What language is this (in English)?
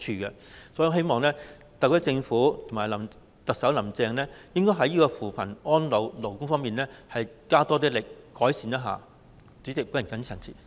Cantonese